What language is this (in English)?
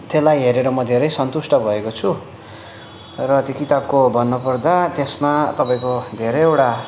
Nepali